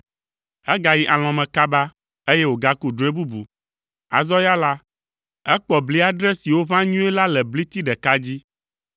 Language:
Ewe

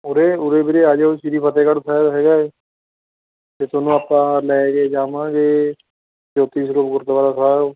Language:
Punjabi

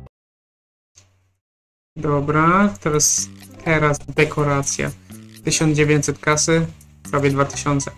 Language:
Polish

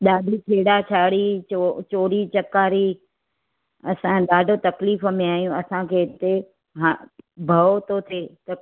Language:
Sindhi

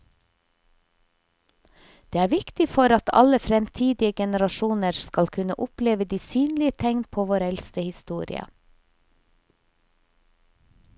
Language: Norwegian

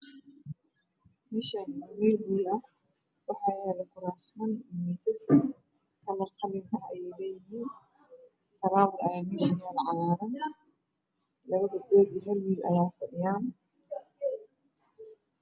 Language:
Somali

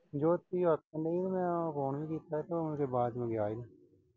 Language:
Punjabi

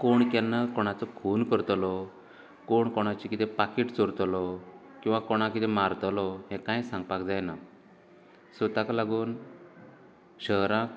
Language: Konkani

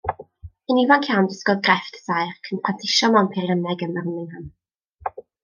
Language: Welsh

